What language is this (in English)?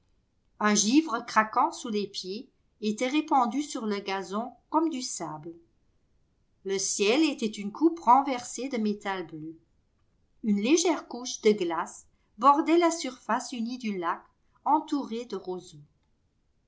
French